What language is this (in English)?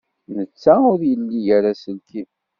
Kabyle